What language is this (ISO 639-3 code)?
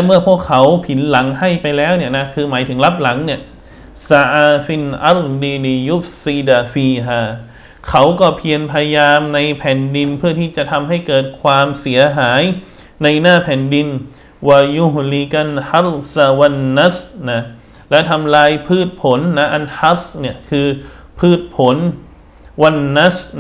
tha